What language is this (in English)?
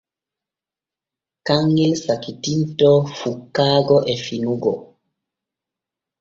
Borgu Fulfulde